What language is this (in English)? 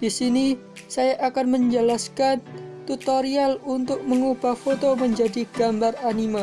Indonesian